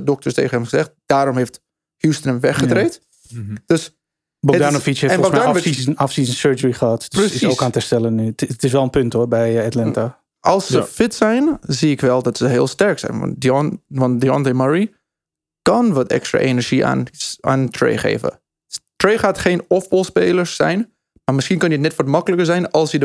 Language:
Dutch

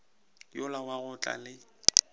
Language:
Northern Sotho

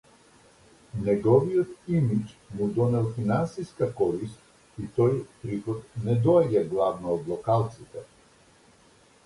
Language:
Macedonian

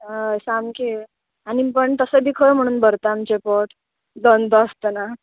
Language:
Konkani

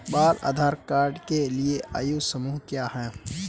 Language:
Hindi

